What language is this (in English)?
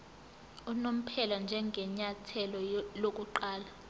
Zulu